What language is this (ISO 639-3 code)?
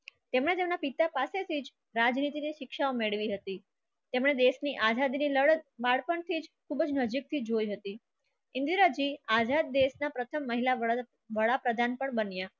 guj